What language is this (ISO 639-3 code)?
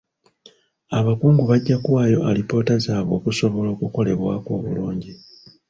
lug